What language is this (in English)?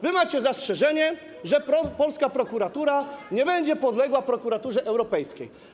Polish